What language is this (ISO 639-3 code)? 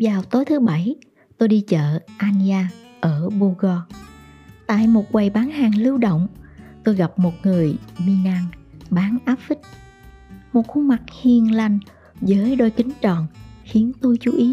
vie